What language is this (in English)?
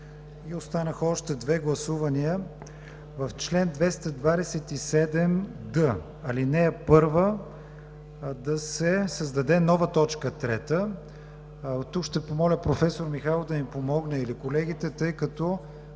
Bulgarian